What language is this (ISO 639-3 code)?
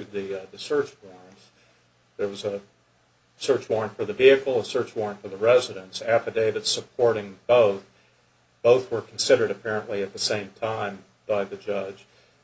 eng